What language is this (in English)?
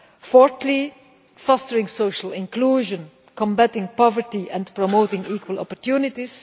English